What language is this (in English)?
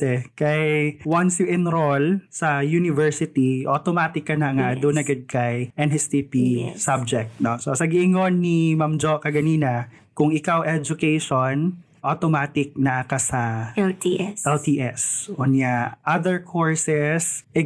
Filipino